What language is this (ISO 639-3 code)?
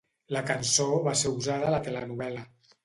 cat